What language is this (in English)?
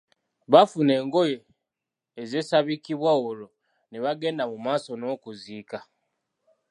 Ganda